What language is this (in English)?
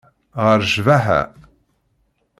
Kabyle